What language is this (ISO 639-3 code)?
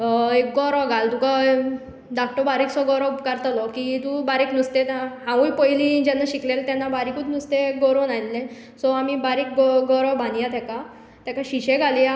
kok